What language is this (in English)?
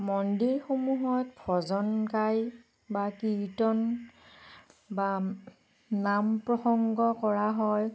Assamese